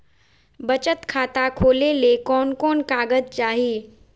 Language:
Magahi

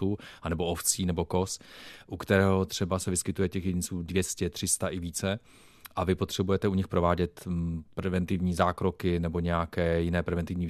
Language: Czech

